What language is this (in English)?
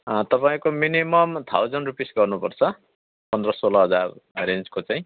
Nepali